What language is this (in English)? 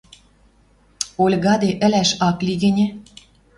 Western Mari